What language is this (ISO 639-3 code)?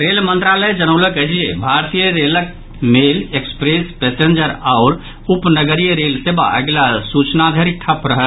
mai